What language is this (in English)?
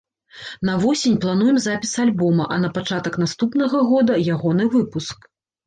Belarusian